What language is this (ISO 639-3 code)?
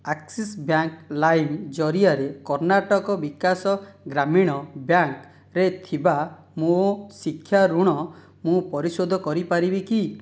ori